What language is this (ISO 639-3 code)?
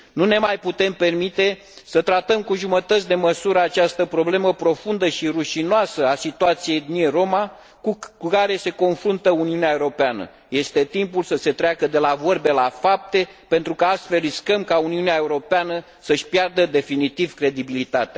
ron